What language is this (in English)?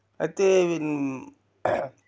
Telugu